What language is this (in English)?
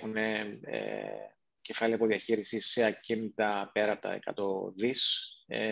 Greek